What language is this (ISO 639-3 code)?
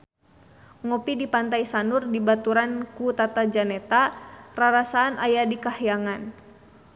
sun